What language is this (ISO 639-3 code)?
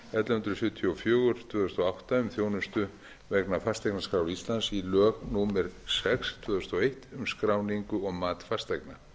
isl